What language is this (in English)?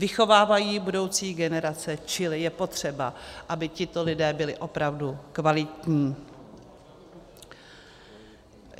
Czech